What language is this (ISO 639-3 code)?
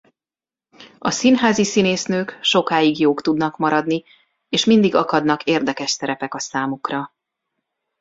hun